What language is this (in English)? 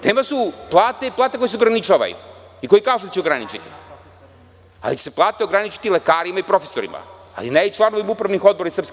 Serbian